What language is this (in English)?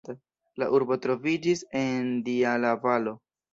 Esperanto